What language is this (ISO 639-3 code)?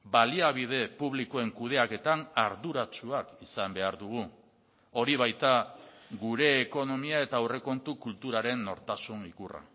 eus